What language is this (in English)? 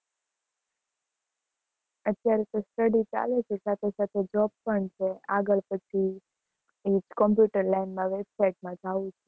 Gujarati